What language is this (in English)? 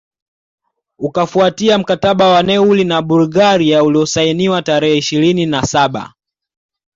Swahili